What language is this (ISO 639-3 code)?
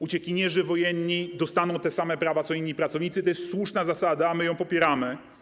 pol